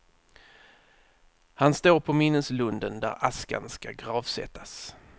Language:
Swedish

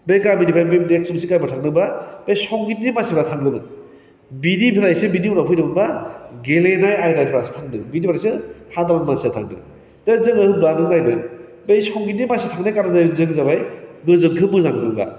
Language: Bodo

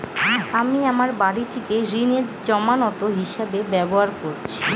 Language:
Bangla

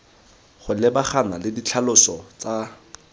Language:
Tswana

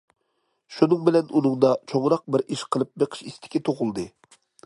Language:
Uyghur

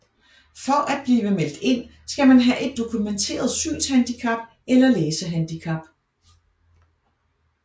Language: Danish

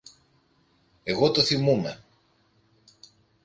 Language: Greek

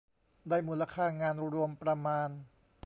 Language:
Thai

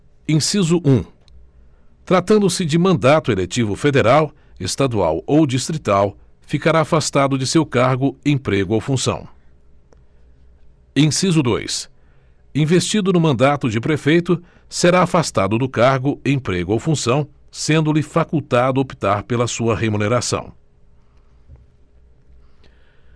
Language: Portuguese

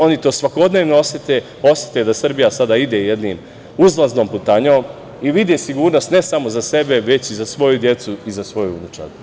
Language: Serbian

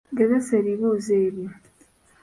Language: Ganda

